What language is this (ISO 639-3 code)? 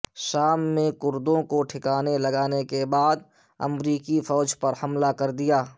urd